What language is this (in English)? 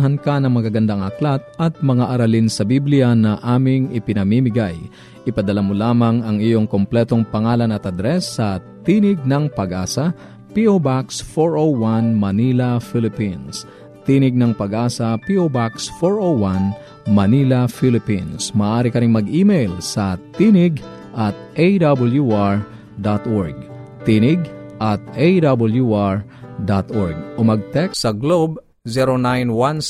Filipino